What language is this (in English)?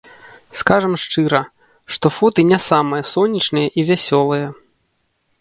Belarusian